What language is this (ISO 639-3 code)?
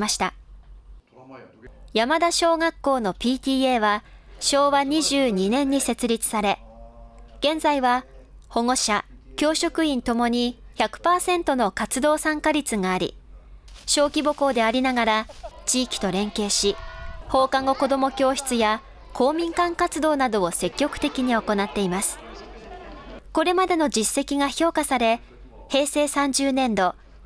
jpn